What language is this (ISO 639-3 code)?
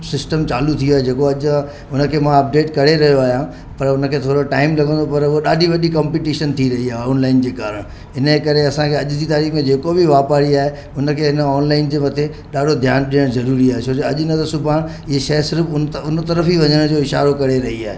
snd